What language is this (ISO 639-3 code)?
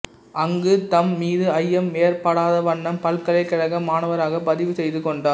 tam